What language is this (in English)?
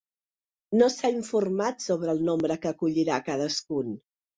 Catalan